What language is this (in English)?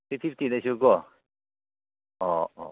Manipuri